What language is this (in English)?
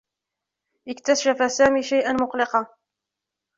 Arabic